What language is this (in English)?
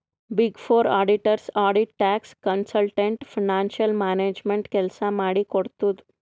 Kannada